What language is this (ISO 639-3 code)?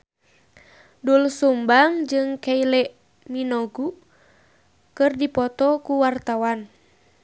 sun